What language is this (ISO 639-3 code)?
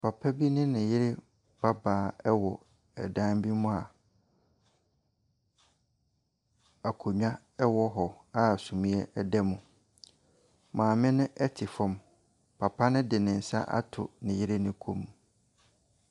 aka